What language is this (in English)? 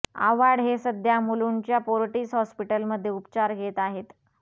Marathi